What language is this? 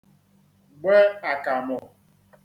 Igbo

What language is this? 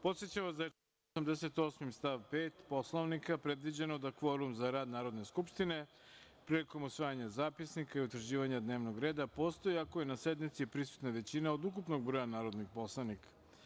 Serbian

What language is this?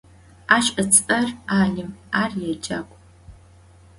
Adyghe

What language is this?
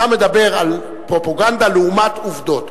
Hebrew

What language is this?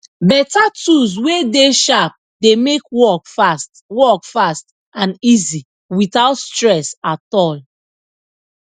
Nigerian Pidgin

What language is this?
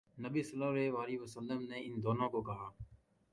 Urdu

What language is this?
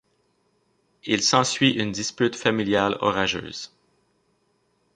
French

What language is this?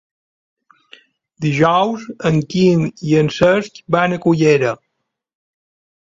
Catalan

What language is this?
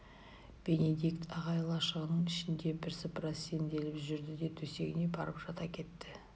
Kazakh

